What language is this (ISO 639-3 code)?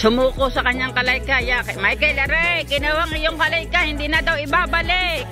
fil